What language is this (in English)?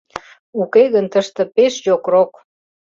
Mari